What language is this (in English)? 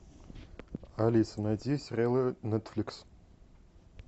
Russian